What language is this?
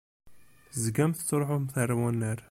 Kabyle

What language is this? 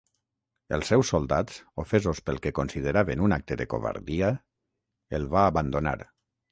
Catalan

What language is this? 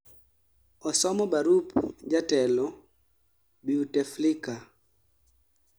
Luo (Kenya and Tanzania)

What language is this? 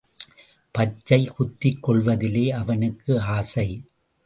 Tamil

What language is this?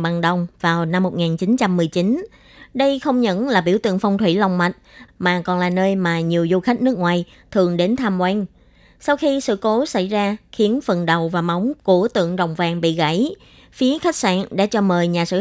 Vietnamese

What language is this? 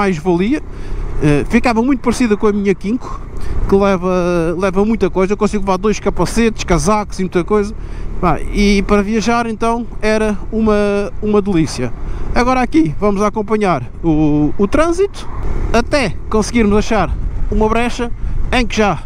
Portuguese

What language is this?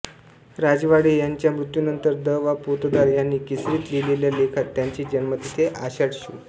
Marathi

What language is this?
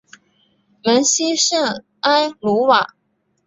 Chinese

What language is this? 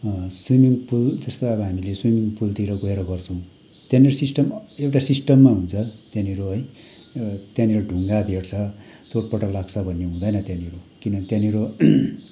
Nepali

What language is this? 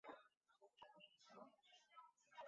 Chinese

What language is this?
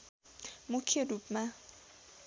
Nepali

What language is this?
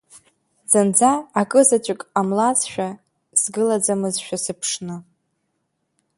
Abkhazian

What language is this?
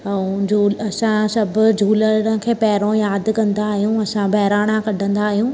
Sindhi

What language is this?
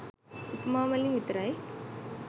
Sinhala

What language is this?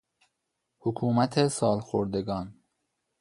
Persian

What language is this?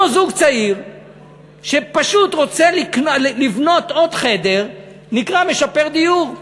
Hebrew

